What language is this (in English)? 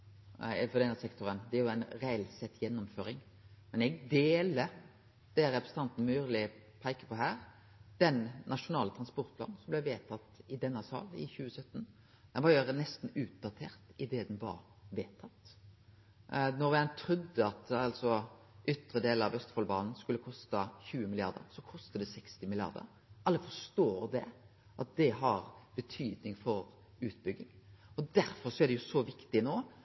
Norwegian Nynorsk